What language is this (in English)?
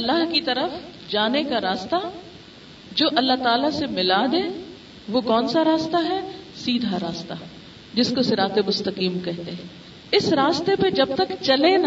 Urdu